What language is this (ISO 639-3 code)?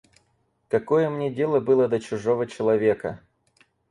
rus